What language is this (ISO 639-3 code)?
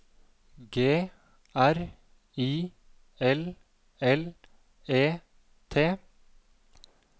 nor